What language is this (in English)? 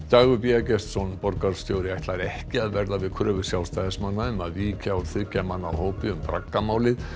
Icelandic